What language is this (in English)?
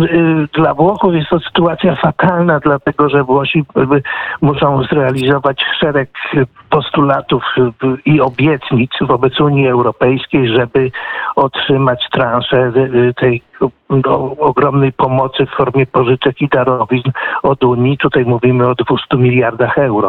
Polish